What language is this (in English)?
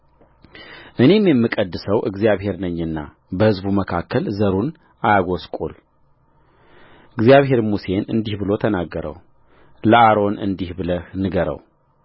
Amharic